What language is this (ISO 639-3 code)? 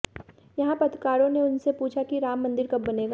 hin